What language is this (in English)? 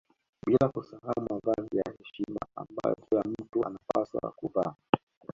Swahili